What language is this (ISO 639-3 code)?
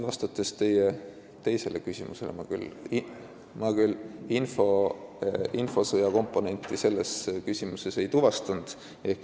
est